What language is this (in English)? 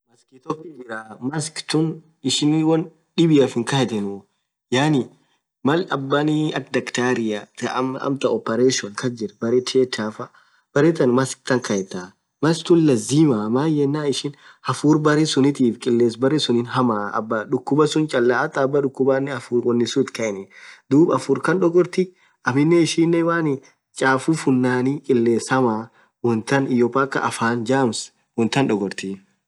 Orma